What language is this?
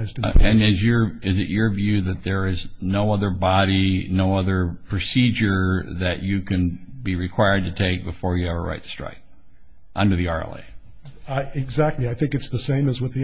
English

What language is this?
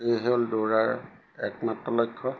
Assamese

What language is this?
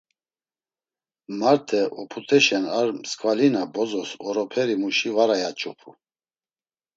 Laz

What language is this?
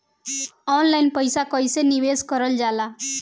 Bhojpuri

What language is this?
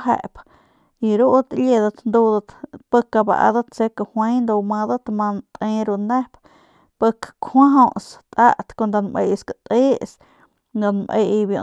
Northern Pame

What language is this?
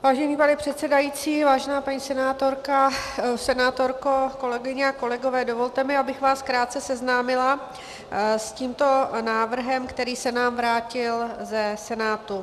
Czech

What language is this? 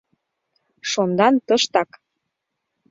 Mari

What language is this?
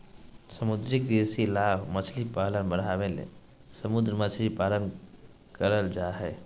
Magahi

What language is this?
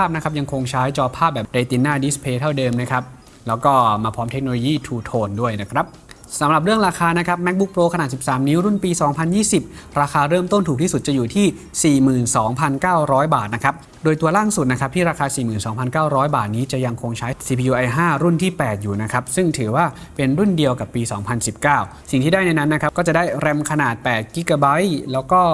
Thai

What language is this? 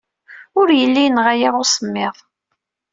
Kabyle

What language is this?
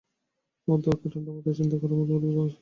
Bangla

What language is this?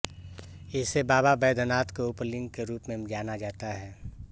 Hindi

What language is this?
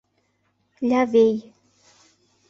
Mari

